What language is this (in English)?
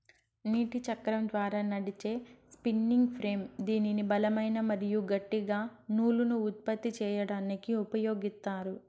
Telugu